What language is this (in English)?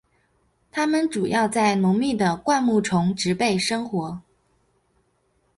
Chinese